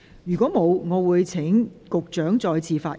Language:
Cantonese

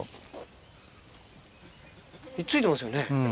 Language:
Japanese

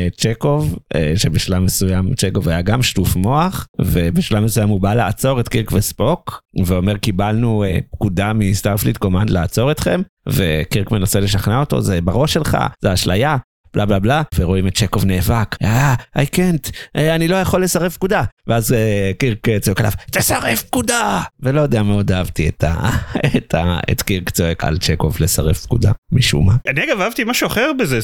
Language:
Hebrew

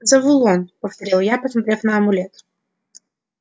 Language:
Russian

